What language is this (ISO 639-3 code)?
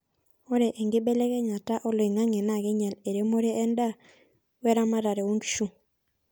mas